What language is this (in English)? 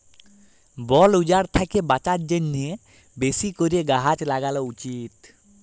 Bangla